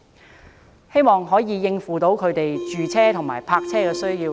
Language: Cantonese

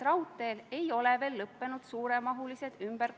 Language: Estonian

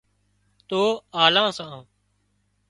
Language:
Wadiyara Koli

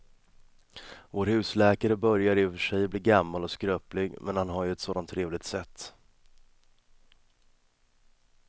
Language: Swedish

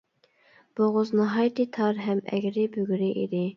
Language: Uyghur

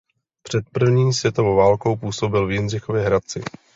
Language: Czech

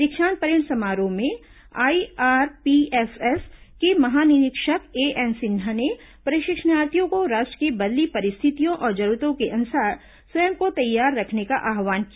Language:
Hindi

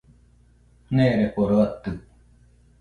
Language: Nüpode Huitoto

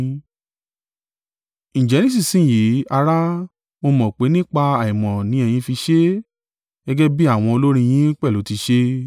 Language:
Yoruba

